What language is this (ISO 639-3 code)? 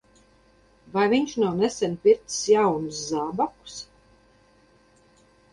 lav